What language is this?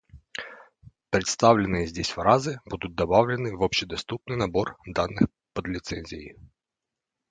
Russian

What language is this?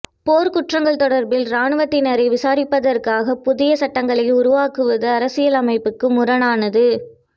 Tamil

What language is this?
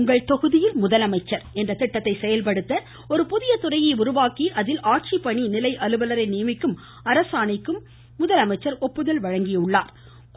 Tamil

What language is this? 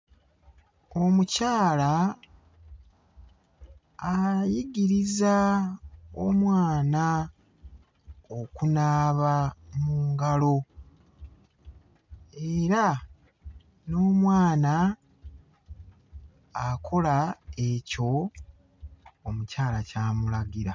Ganda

